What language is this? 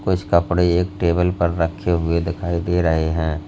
Hindi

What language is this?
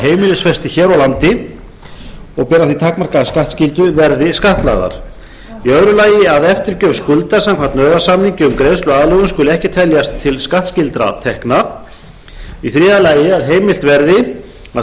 Icelandic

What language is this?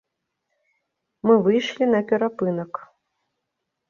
Belarusian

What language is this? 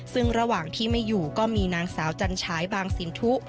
Thai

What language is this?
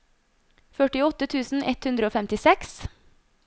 Norwegian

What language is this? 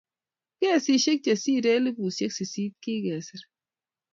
Kalenjin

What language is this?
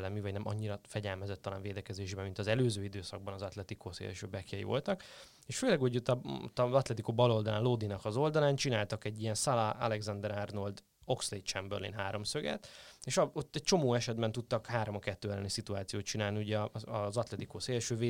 Hungarian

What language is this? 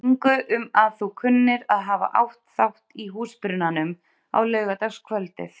Icelandic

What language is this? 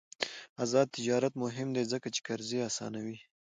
Pashto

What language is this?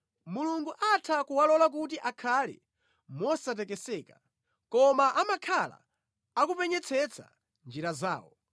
Nyanja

